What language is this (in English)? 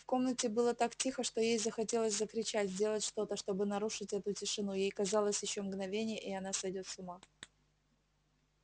Russian